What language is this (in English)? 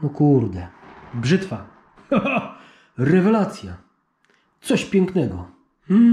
Polish